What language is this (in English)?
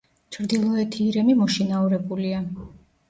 Georgian